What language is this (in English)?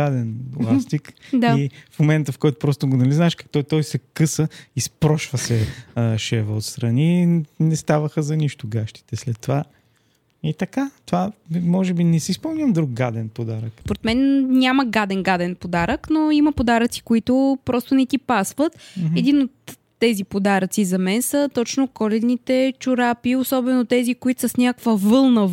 Bulgarian